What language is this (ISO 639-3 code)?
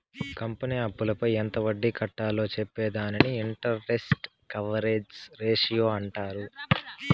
tel